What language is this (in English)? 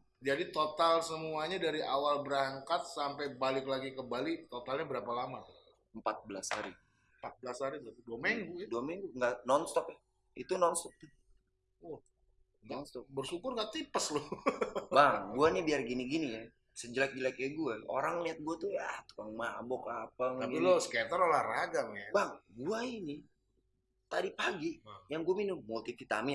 Indonesian